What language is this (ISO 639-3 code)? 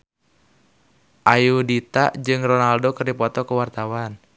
sun